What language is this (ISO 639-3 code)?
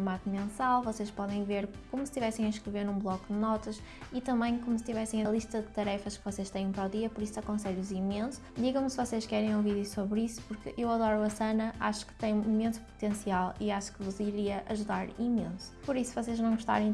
por